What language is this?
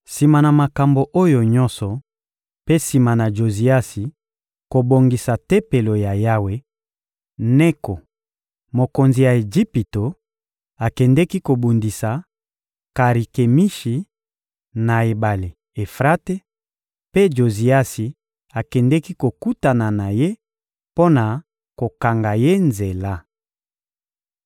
Lingala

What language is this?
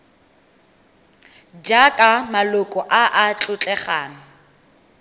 Tswana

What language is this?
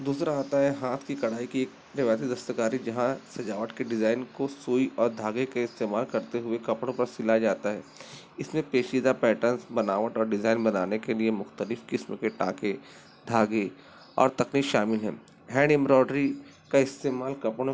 Urdu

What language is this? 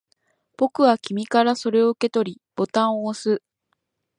Japanese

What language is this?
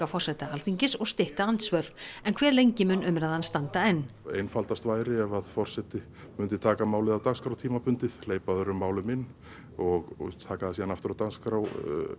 Icelandic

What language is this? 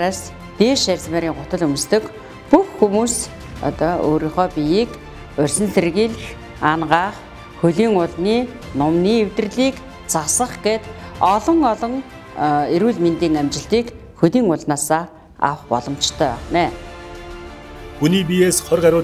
Turkish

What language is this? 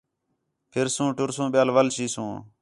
Khetrani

